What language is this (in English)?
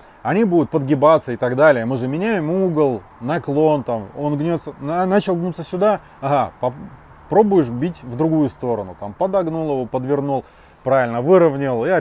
Russian